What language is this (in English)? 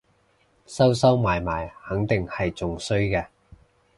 Cantonese